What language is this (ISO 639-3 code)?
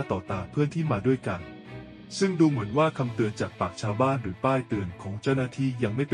tha